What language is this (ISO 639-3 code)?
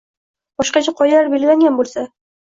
uzb